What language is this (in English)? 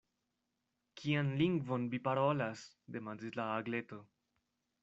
Esperanto